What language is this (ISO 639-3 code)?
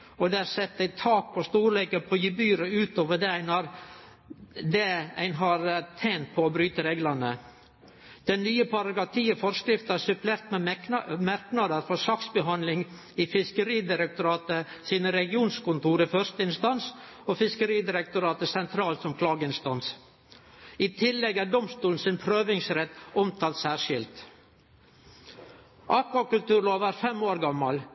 nno